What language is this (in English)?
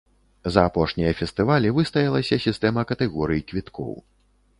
Belarusian